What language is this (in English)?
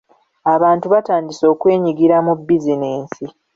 Ganda